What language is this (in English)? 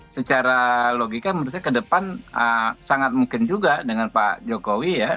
Indonesian